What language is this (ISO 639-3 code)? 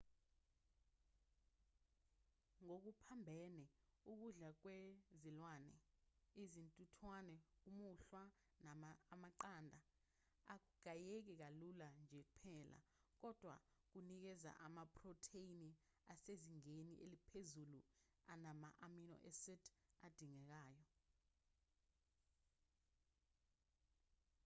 zul